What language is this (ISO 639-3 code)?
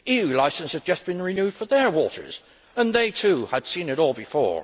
eng